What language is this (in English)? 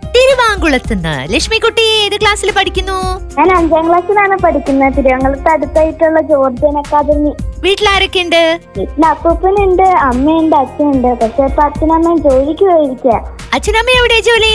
Malayalam